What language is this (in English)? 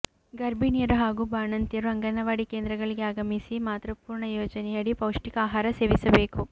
Kannada